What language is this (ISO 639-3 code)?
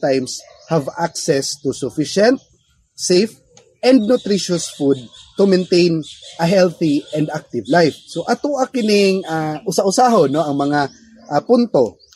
fil